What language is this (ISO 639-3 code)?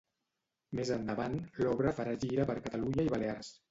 cat